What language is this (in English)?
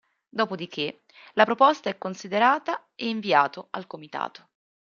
Italian